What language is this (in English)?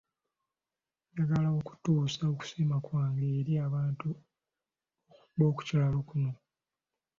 Ganda